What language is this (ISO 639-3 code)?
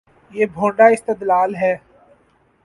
urd